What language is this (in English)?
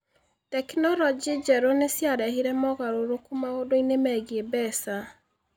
Kikuyu